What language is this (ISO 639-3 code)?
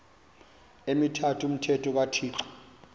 xho